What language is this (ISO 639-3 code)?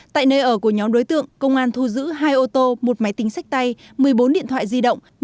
vie